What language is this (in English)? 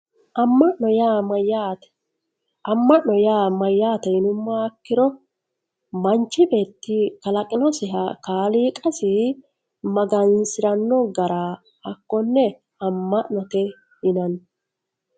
Sidamo